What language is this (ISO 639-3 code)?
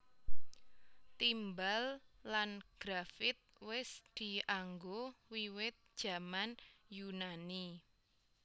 jav